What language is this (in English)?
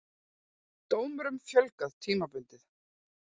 Icelandic